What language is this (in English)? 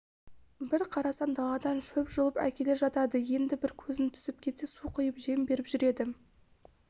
Kazakh